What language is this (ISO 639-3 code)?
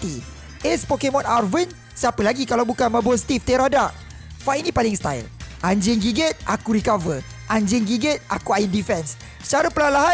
msa